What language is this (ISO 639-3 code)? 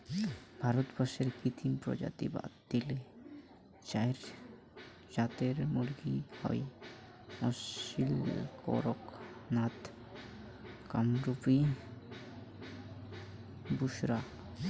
ben